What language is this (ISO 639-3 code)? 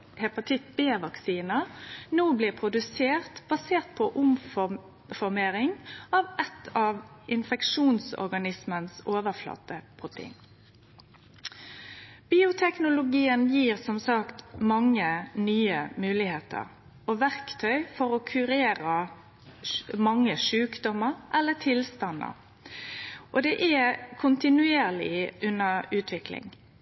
nno